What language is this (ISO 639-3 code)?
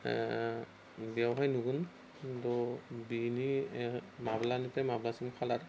brx